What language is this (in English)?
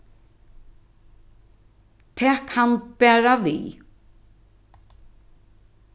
Faroese